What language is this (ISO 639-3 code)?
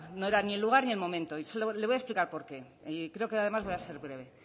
spa